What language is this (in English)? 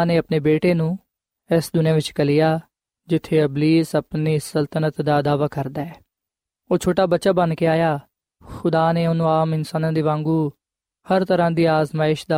Punjabi